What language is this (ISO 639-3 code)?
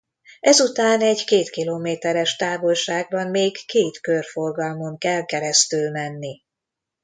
hun